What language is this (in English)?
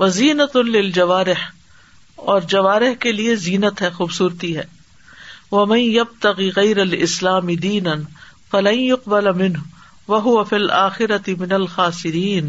Urdu